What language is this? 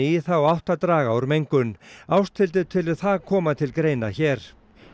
Icelandic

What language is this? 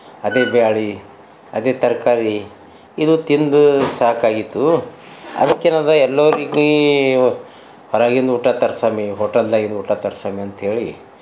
Kannada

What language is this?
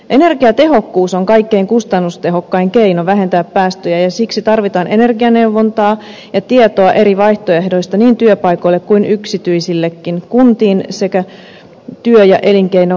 Finnish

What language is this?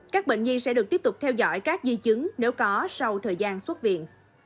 Vietnamese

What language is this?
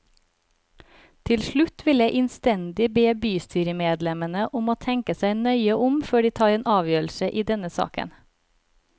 Norwegian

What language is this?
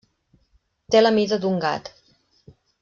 Catalan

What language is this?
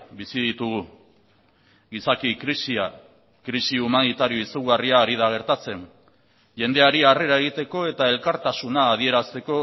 Basque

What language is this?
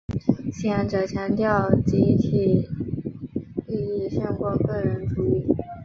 Chinese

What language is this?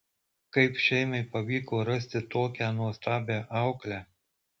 Lithuanian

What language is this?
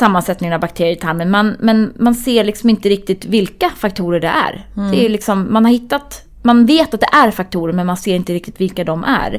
Swedish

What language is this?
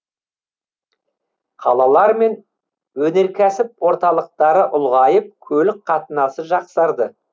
Kazakh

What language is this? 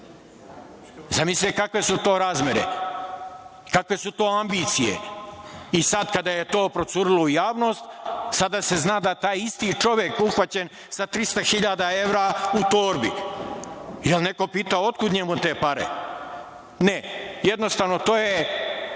Serbian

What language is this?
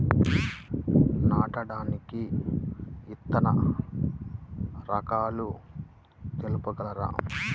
Telugu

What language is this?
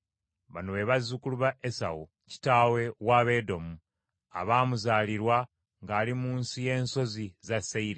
Ganda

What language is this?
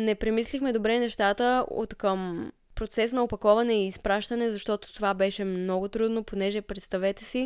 Bulgarian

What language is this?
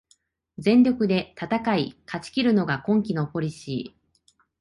Japanese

